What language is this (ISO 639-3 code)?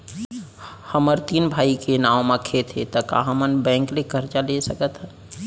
hne